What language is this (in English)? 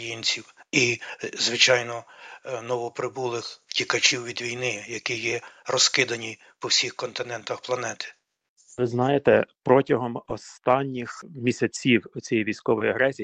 Ukrainian